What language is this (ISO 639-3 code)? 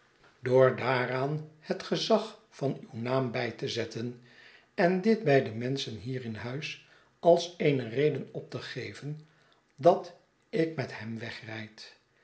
nld